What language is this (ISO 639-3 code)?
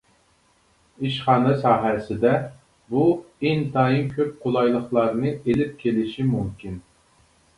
uig